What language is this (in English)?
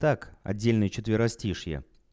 Russian